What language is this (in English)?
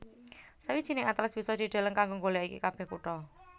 Javanese